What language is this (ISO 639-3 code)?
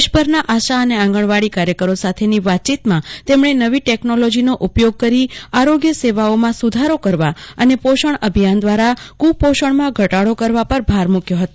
guj